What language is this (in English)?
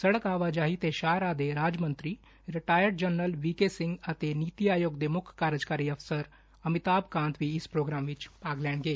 Punjabi